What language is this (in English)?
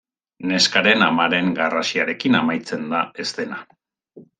Basque